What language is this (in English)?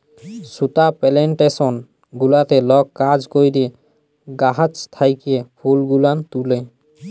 Bangla